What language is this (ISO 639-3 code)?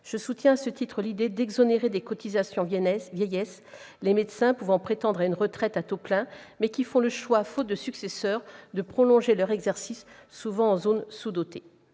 fra